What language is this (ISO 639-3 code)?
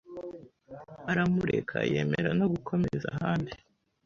kin